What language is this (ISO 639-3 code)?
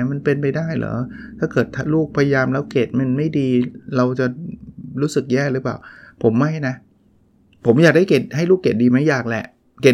tha